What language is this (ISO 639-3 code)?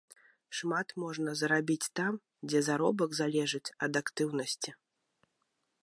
bel